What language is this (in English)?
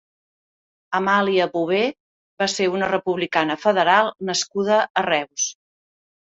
Catalan